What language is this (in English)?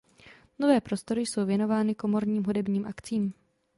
Czech